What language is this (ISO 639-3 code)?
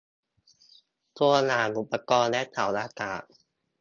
tha